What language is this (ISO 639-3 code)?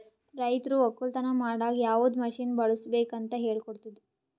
kan